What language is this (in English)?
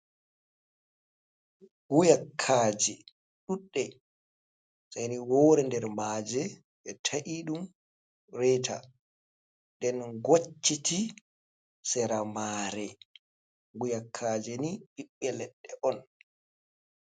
Fula